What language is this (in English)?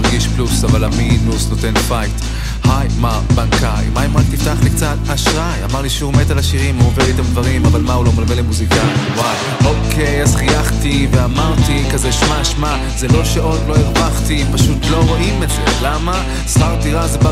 Hebrew